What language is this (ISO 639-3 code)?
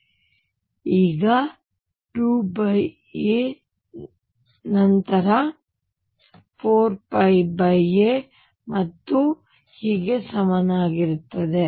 kan